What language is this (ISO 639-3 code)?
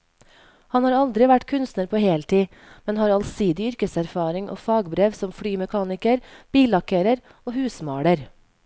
nor